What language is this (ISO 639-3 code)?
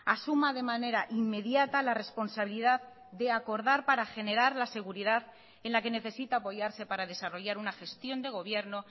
spa